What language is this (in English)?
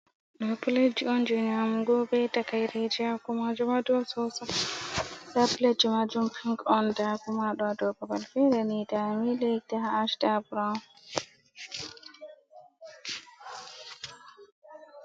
Fula